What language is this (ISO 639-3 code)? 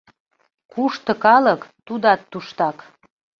chm